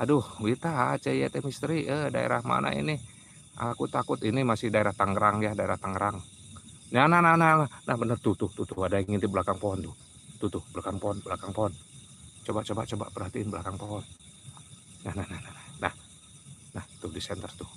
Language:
Indonesian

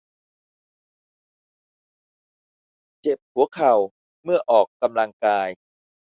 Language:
Thai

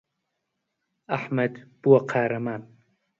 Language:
Central Kurdish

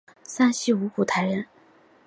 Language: Chinese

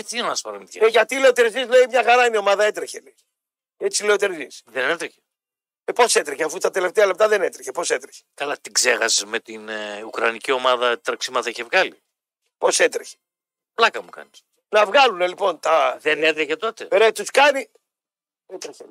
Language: Greek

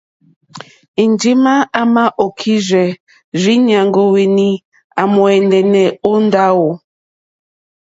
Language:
Mokpwe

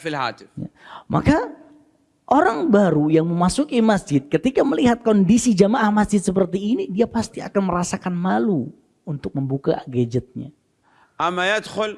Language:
Indonesian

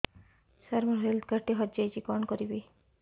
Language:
Odia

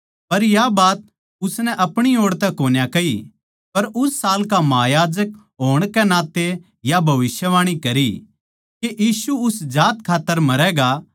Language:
Haryanvi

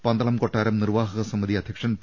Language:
Malayalam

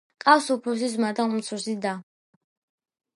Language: Georgian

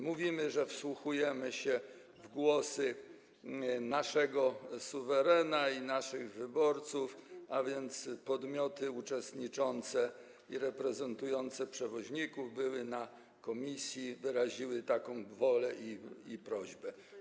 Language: Polish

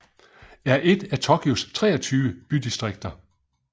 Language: Danish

